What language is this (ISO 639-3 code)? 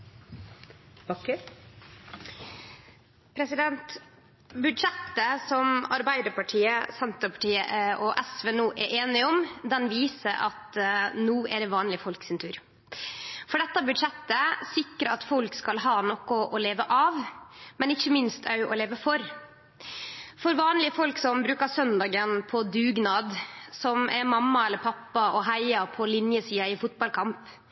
nno